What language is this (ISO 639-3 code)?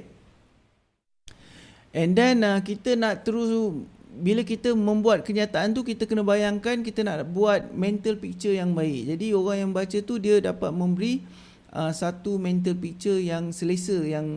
msa